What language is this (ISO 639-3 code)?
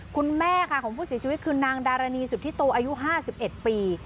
tha